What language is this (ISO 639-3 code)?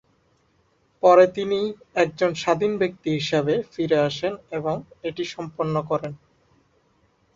ben